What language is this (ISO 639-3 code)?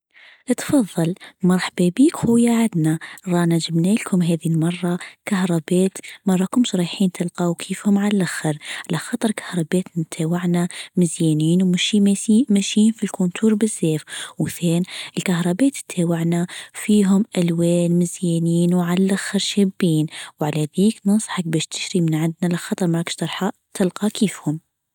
aeb